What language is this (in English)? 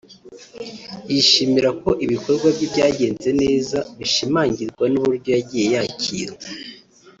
Kinyarwanda